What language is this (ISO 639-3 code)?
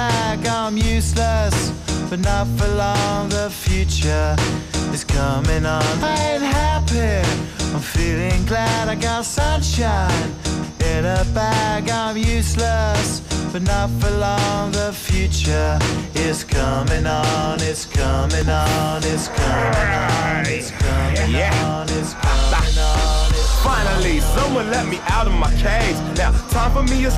ita